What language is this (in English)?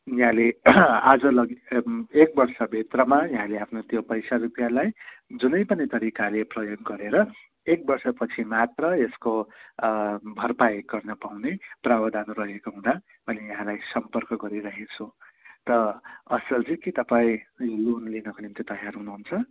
Nepali